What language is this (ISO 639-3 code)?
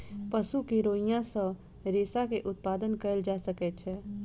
mai